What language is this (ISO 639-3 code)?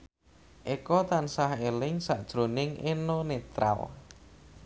jav